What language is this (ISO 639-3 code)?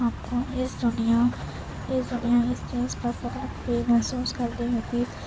urd